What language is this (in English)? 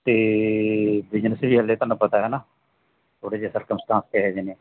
Punjabi